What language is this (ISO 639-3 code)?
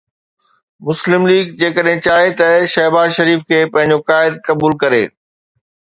snd